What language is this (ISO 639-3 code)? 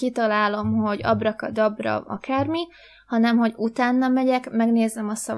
hun